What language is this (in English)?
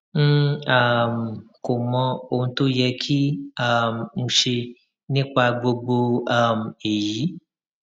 Yoruba